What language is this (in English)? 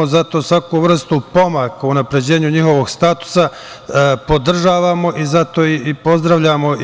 Serbian